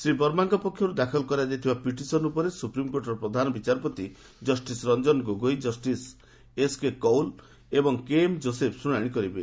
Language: Odia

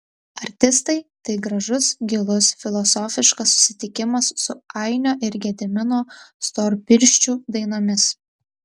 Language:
Lithuanian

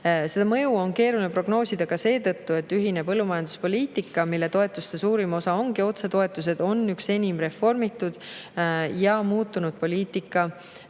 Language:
Estonian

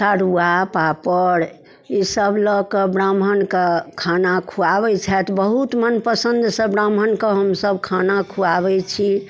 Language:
Maithili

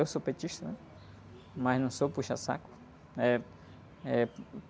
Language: Portuguese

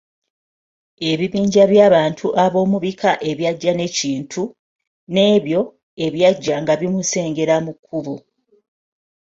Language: Ganda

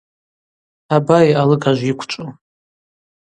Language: Abaza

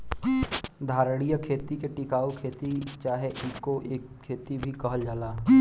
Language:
Bhojpuri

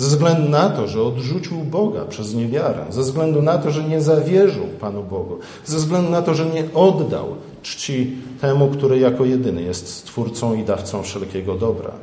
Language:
Polish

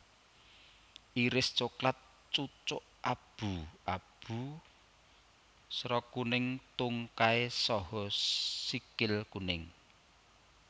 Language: Javanese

